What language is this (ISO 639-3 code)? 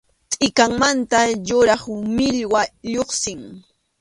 qxu